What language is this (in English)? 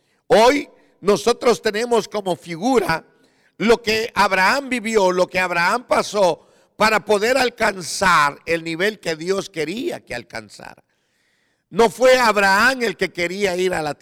Spanish